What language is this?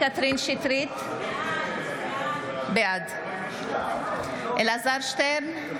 Hebrew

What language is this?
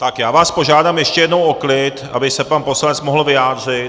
Czech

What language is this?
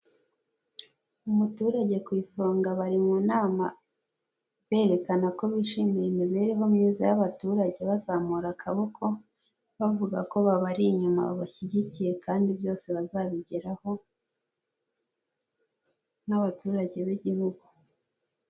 Kinyarwanda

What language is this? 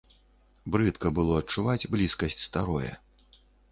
Belarusian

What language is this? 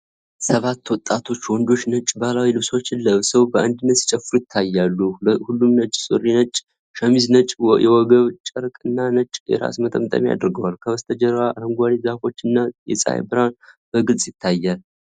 Amharic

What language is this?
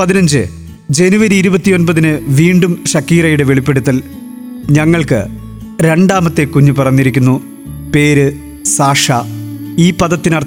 Malayalam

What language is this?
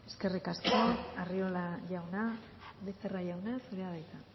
Basque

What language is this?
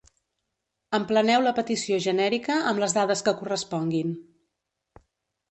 Catalan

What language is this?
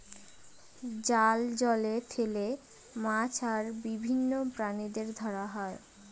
Bangla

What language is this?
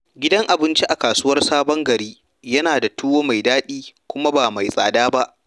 Hausa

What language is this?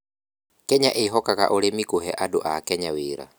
Kikuyu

